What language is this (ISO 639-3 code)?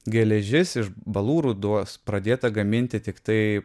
lit